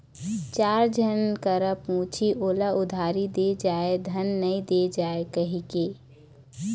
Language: Chhattisgarhi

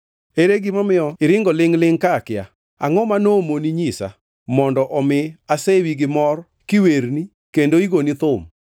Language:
Luo (Kenya and Tanzania)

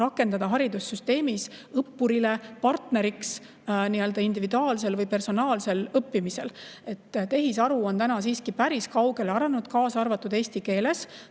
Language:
Estonian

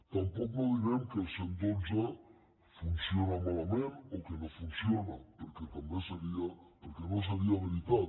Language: Catalan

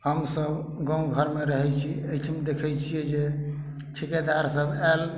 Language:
Maithili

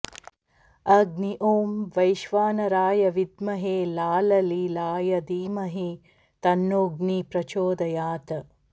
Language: Sanskrit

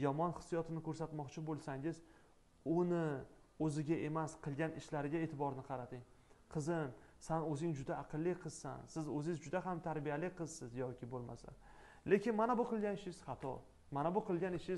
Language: Turkish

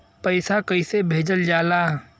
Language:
Bhojpuri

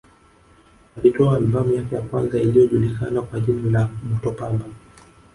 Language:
Swahili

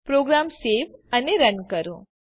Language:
Gujarati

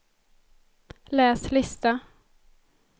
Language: Swedish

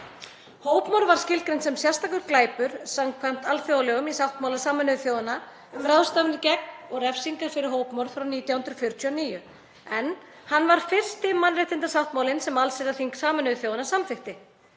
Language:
Icelandic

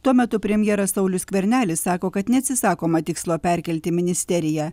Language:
Lithuanian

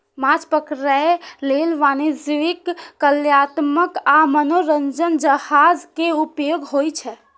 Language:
Maithili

